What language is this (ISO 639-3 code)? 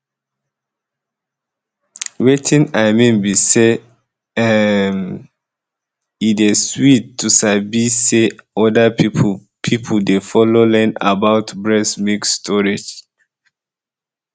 pcm